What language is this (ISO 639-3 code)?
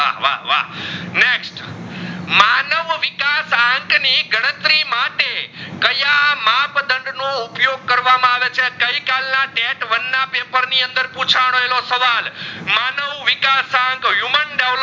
guj